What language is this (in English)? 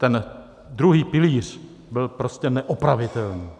Czech